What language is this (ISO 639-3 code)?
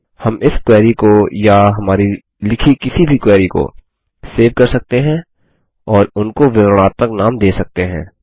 hin